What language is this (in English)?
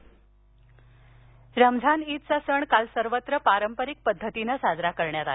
Marathi